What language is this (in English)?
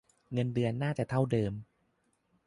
Thai